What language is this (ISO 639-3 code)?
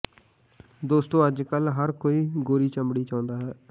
pan